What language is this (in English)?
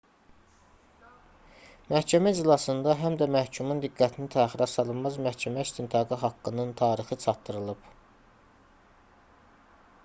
Azerbaijani